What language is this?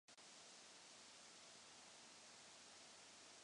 Czech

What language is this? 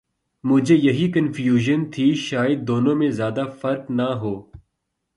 Urdu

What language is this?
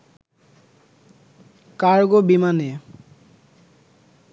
Bangla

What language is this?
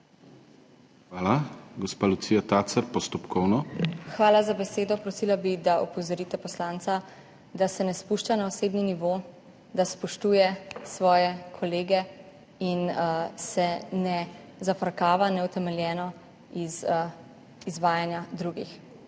Slovenian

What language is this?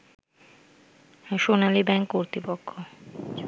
Bangla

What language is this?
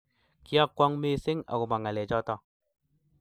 Kalenjin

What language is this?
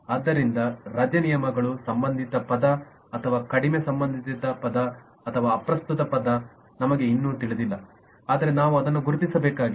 Kannada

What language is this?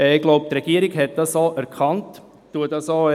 Swiss German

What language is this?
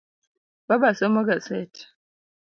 Luo (Kenya and Tanzania)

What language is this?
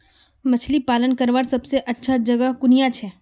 Magahi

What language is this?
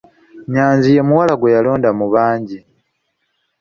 Ganda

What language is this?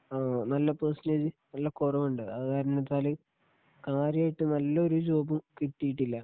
Malayalam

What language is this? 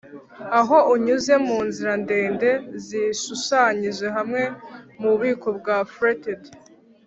Kinyarwanda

